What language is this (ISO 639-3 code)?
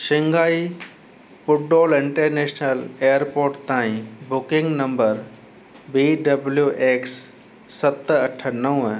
snd